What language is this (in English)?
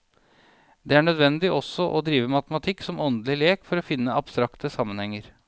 Norwegian